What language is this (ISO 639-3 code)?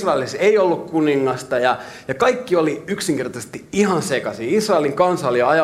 fin